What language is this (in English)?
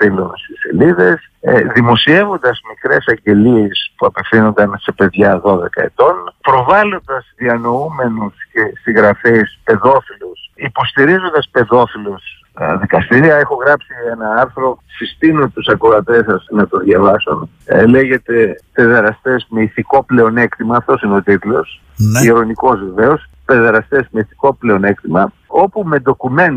Greek